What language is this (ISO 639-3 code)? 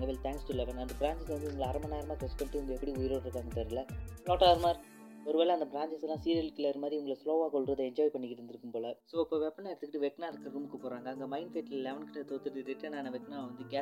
mal